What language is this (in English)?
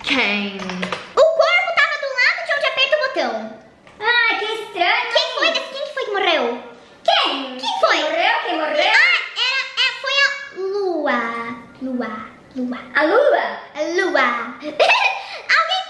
Portuguese